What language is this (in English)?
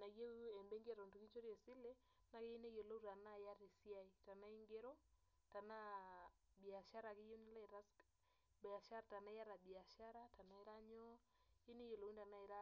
Masai